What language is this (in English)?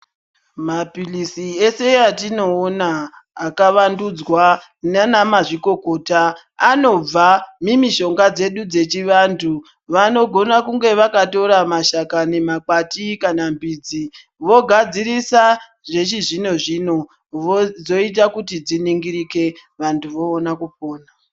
Ndau